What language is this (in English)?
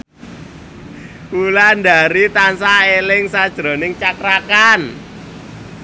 Javanese